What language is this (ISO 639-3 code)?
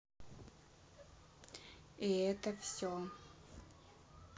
rus